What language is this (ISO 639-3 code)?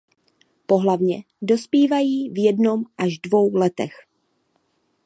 ces